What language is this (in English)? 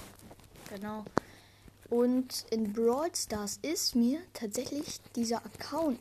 German